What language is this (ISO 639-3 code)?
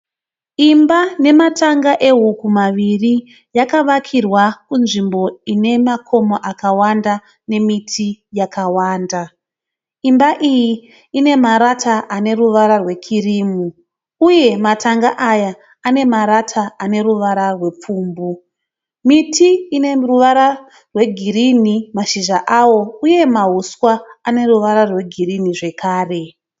sna